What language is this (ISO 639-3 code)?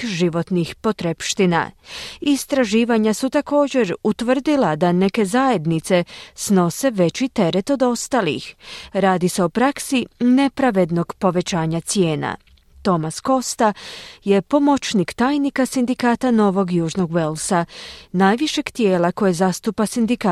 hrv